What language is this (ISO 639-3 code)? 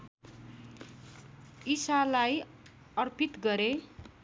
nep